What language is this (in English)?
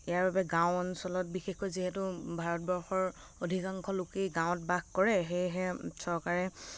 Assamese